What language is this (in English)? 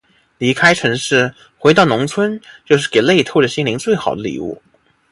Chinese